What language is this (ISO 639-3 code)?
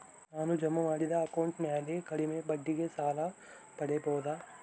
kan